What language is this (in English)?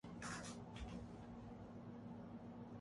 Urdu